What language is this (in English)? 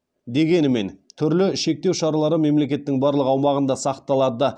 Kazakh